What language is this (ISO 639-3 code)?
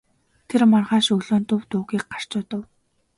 mon